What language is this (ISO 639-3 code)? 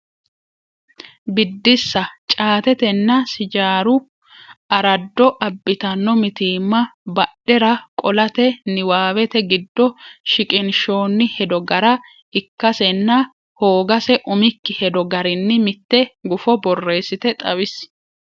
sid